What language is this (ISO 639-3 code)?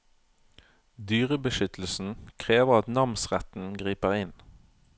nor